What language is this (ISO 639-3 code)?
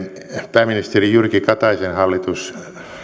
fin